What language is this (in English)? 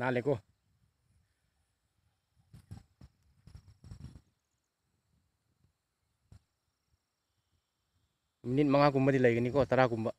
Thai